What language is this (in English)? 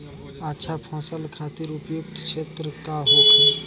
Bhojpuri